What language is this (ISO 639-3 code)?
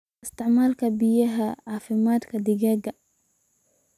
som